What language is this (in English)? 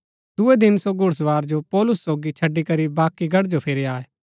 Gaddi